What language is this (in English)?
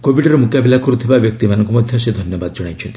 Odia